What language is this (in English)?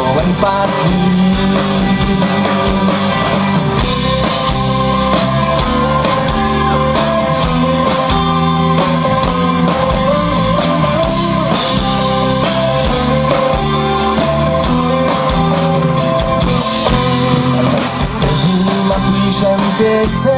Czech